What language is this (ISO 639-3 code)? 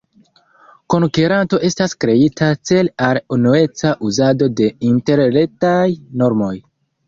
epo